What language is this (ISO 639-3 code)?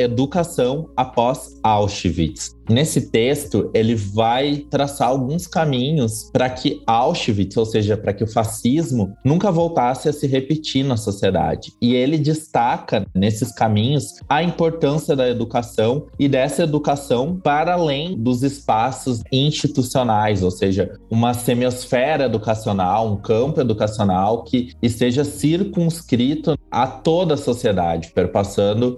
por